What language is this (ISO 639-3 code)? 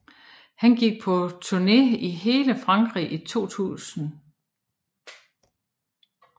dan